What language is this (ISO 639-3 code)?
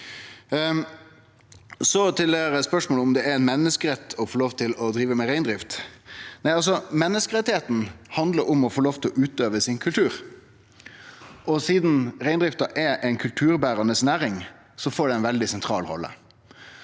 nor